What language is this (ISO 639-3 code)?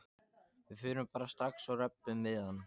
isl